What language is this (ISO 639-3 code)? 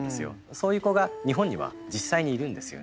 jpn